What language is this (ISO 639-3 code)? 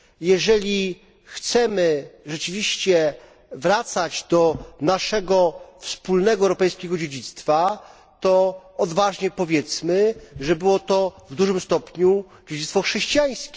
pol